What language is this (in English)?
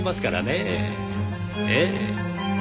Japanese